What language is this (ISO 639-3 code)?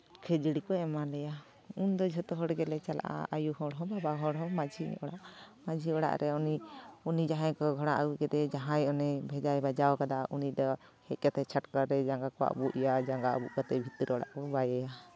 sat